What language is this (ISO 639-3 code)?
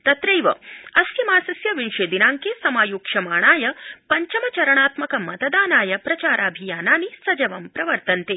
san